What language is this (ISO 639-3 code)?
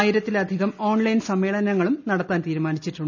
mal